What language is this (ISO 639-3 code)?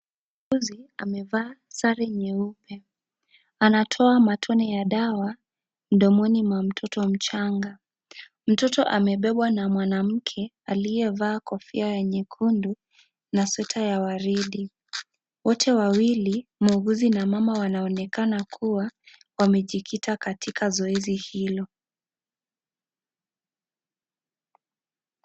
swa